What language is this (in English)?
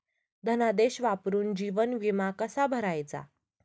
Marathi